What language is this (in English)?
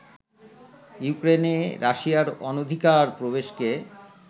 Bangla